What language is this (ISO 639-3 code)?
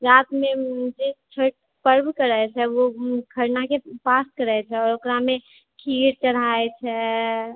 mai